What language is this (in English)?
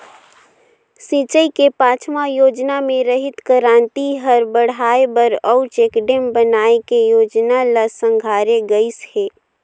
Chhattisgarhi